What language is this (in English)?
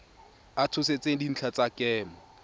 Tswana